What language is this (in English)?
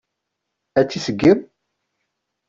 Kabyle